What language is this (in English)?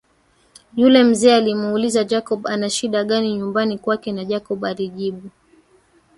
Swahili